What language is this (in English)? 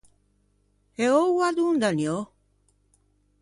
Ligurian